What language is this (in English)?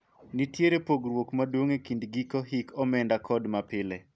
Luo (Kenya and Tanzania)